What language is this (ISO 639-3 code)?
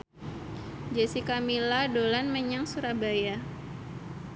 jav